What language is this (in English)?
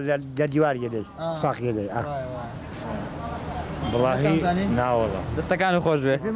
Arabic